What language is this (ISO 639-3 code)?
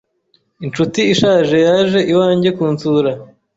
kin